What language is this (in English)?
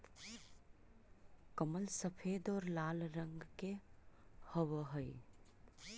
Magahi